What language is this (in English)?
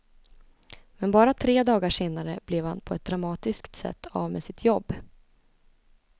Swedish